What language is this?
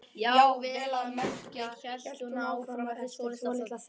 Icelandic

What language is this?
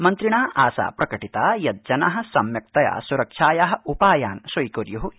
Sanskrit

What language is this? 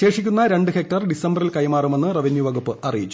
Malayalam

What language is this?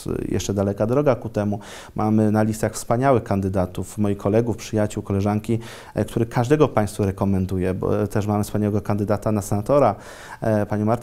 Polish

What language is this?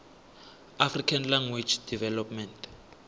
South Ndebele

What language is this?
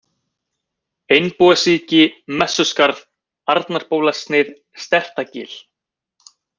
Icelandic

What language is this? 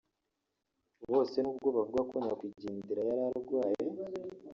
Kinyarwanda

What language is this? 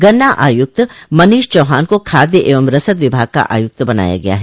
Hindi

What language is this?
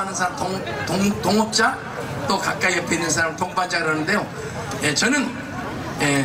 Korean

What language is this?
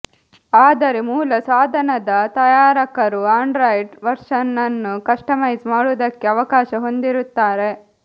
Kannada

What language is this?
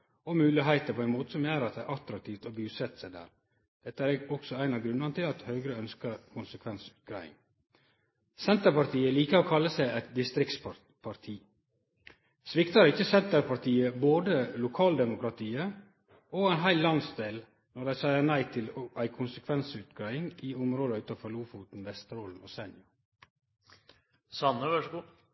Norwegian Nynorsk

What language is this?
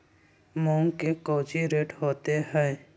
Magahi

